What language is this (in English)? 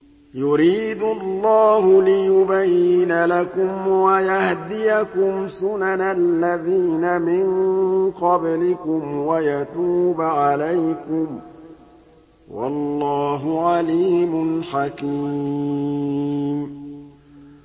Arabic